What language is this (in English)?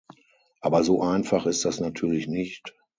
German